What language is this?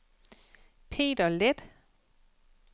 Danish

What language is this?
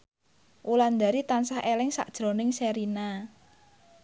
Javanese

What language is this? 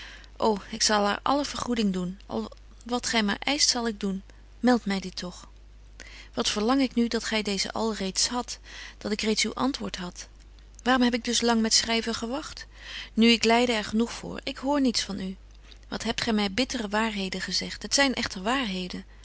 Dutch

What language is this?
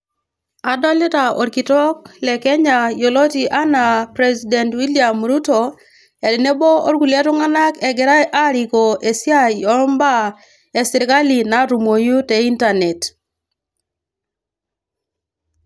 Masai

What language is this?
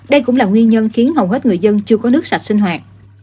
Vietnamese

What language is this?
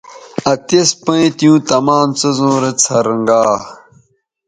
Bateri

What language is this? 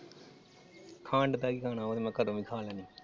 Punjabi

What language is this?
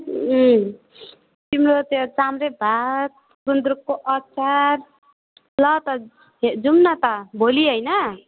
Nepali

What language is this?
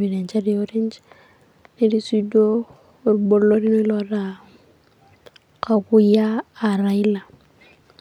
Masai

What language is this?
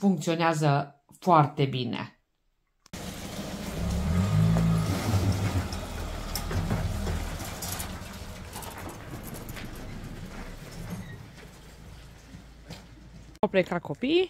Romanian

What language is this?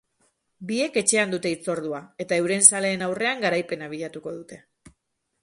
Basque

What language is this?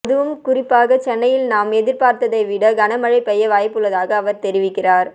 Tamil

